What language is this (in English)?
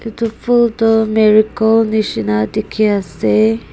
Naga Pidgin